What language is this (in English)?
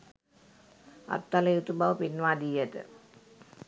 Sinhala